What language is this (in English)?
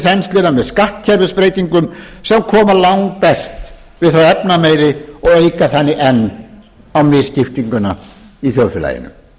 Icelandic